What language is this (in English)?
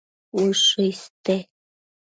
Matsés